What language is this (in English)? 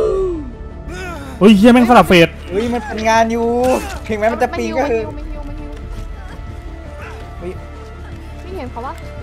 Thai